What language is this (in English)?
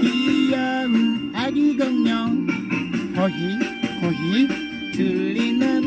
Korean